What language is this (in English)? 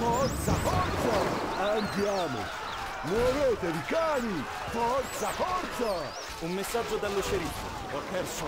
Italian